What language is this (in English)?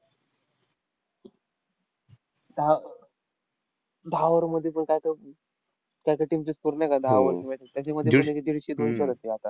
Marathi